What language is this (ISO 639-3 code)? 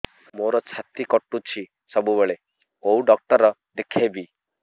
ori